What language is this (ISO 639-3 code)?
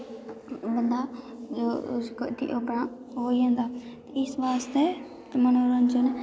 doi